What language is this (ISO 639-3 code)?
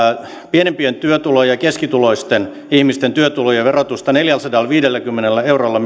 fin